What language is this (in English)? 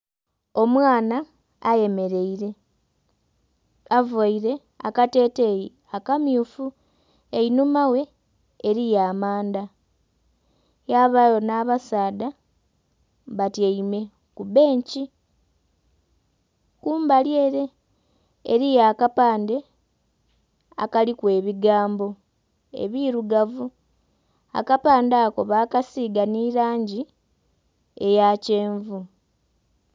Soga